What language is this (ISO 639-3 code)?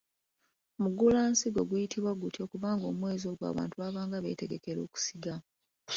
lug